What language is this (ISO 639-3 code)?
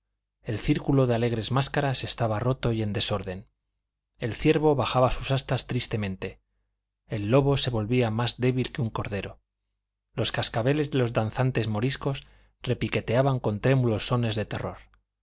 spa